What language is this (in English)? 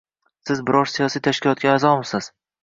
Uzbek